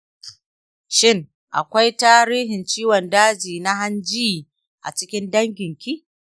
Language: Hausa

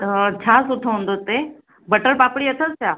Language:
Sindhi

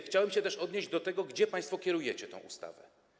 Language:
Polish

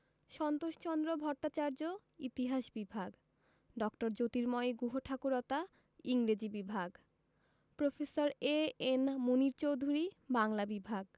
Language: Bangla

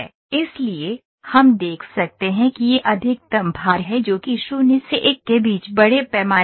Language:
Hindi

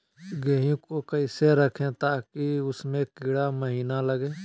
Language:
Magahi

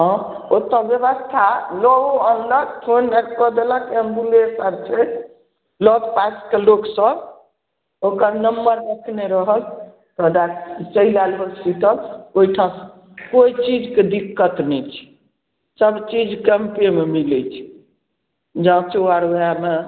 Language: Maithili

